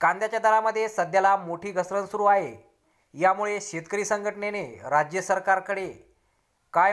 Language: Indonesian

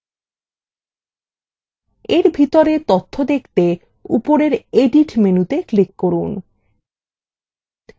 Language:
Bangla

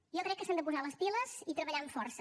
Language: Catalan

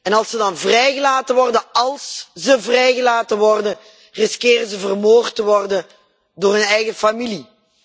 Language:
Dutch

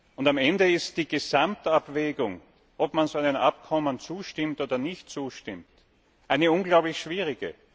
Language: German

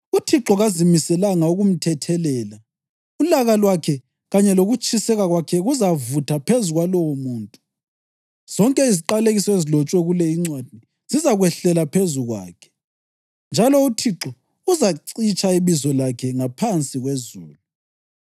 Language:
North Ndebele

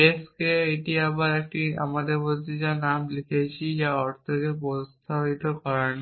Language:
Bangla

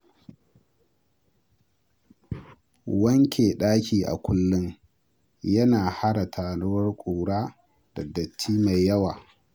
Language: Hausa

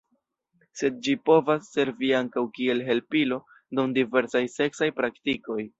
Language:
Esperanto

